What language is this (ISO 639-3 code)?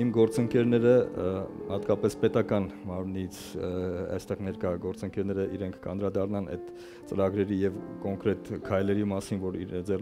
deu